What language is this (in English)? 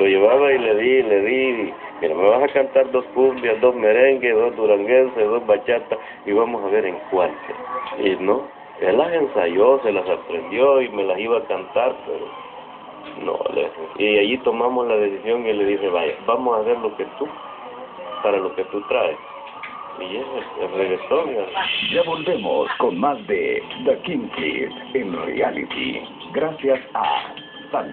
Spanish